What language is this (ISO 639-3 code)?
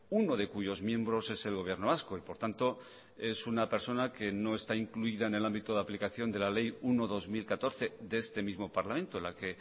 spa